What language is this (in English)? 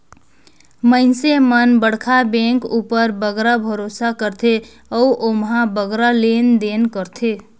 Chhattisgarhi